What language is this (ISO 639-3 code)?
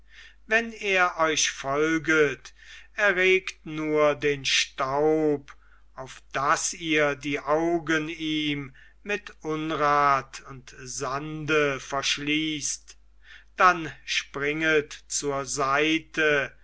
deu